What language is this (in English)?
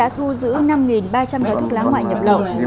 Vietnamese